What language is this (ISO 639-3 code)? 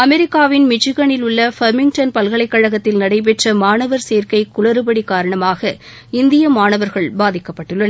tam